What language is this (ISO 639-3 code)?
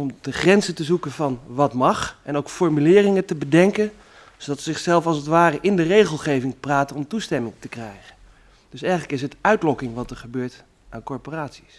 nld